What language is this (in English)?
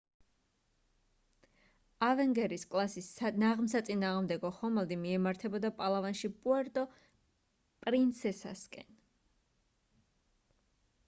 Georgian